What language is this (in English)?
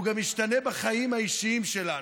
Hebrew